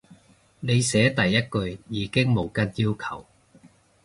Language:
Cantonese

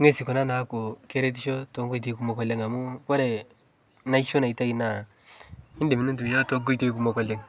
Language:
Masai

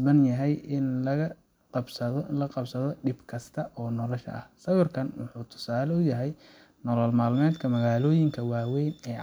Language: Somali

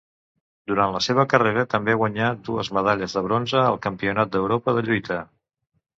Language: Catalan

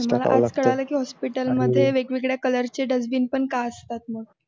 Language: Marathi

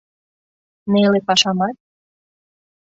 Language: Mari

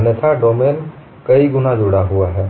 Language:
Hindi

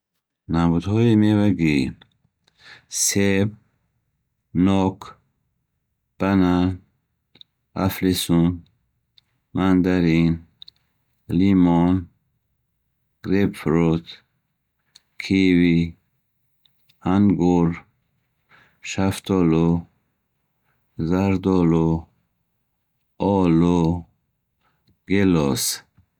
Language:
Bukharic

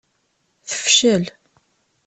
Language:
Kabyle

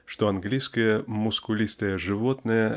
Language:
Russian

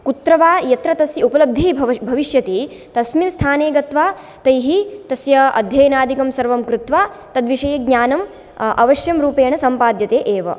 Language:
Sanskrit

